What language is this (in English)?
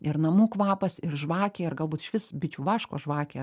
Lithuanian